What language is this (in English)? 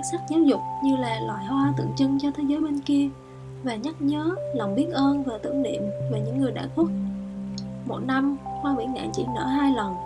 Vietnamese